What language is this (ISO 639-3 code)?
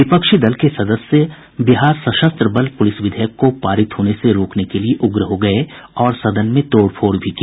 hin